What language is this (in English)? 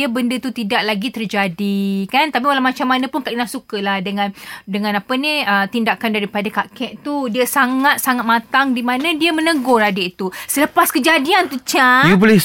Malay